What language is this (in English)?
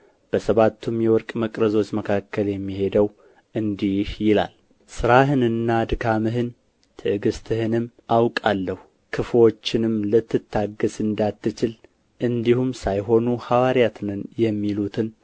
Amharic